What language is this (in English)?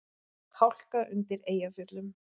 Icelandic